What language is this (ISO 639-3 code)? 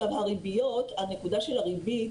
heb